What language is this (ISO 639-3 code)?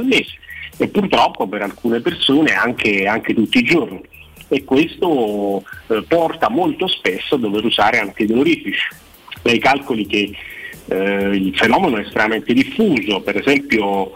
ita